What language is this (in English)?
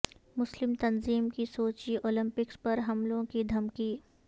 Urdu